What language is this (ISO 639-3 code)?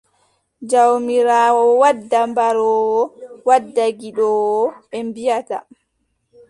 fub